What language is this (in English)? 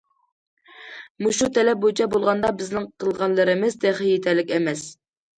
Uyghur